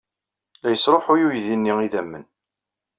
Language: Kabyle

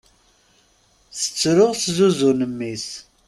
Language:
Kabyle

